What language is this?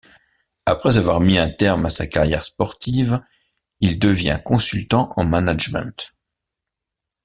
French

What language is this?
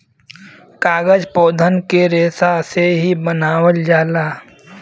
Bhojpuri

